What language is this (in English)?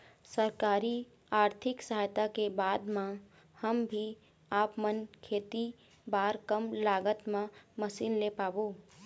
Chhattisgarhi